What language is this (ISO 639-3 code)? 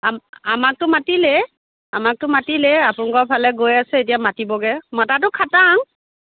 asm